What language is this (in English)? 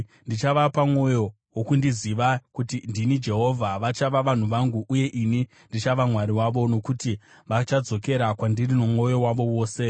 Shona